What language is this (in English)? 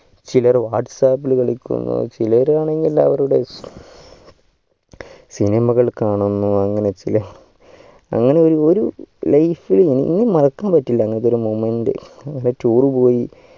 Malayalam